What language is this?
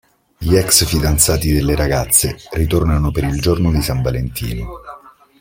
Italian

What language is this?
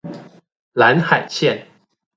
Chinese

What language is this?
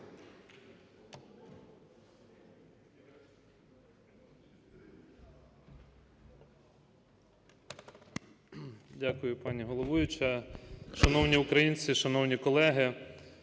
Ukrainian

